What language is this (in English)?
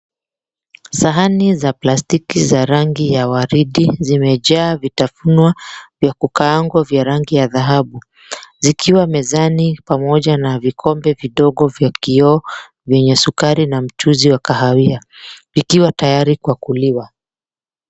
Swahili